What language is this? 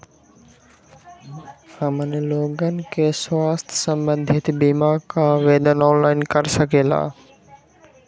Magahi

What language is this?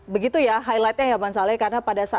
Indonesian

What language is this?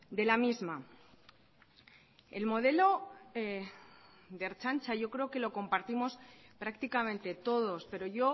Spanish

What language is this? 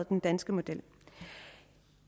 Danish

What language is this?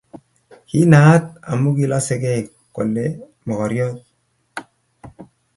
Kalenjin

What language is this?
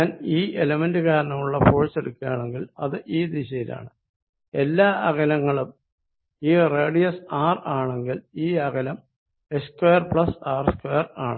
Malayalam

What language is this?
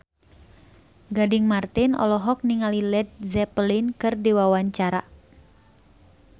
Sundanese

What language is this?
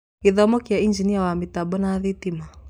Kikuyu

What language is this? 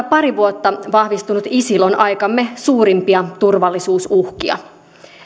Finnish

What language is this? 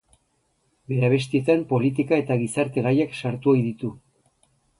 Basque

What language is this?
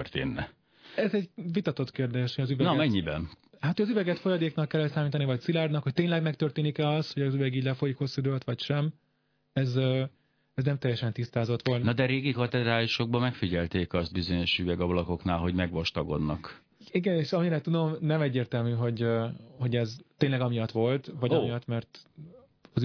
Hungarian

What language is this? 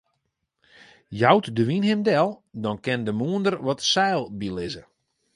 Western Frisian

